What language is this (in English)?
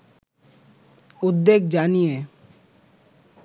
Bangla